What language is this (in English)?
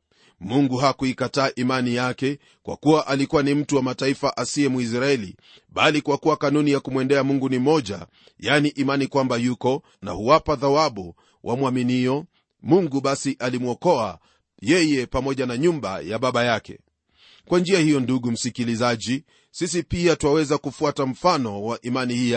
Swahili